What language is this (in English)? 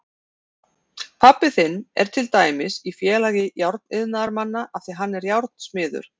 Icelandic